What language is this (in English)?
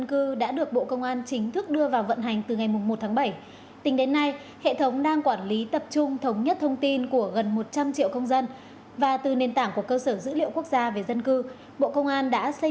Vietnamese